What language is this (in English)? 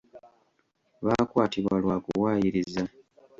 Ganda